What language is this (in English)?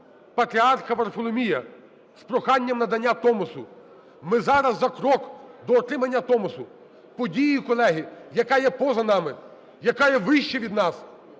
Ukrainian